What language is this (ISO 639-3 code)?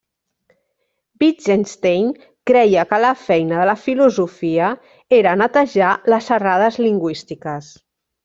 cat